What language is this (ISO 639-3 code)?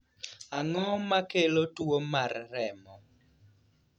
luo